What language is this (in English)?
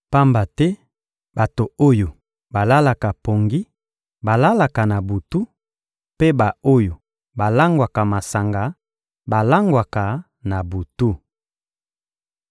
Lingala